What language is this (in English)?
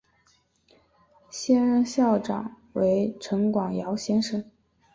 Chinese